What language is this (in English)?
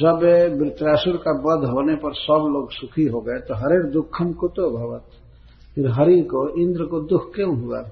Hindi